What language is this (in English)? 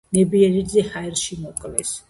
Georgian